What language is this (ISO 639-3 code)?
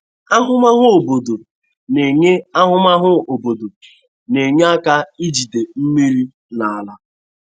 ibo